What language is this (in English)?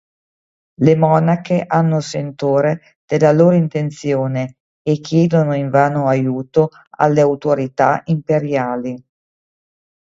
Italian